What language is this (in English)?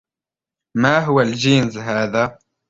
Arabic